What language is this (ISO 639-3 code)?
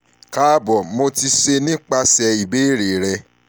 yor